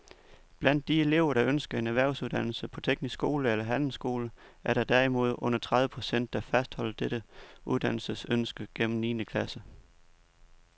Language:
Danish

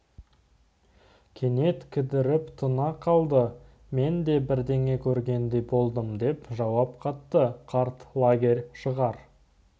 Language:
Kazakh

